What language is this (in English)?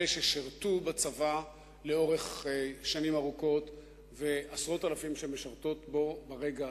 Hebrew